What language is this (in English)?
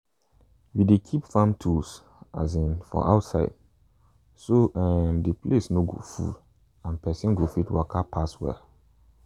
Nigerian Pidgin